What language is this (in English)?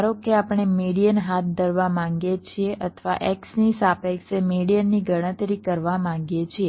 Gujarati